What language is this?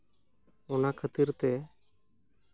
Santali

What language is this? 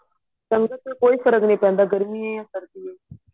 Punjabi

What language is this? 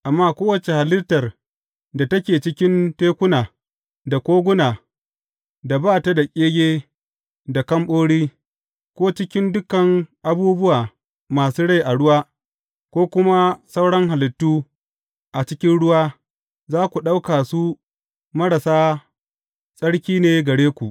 Hausa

